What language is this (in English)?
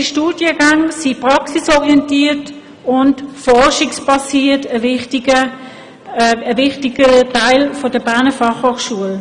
Swiss German